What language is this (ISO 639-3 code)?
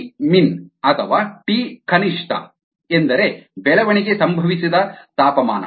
kan